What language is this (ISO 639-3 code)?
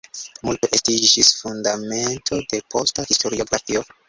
epo